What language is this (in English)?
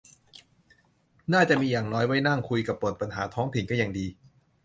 Thai